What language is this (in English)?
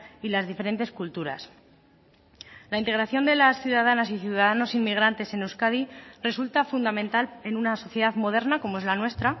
Spanish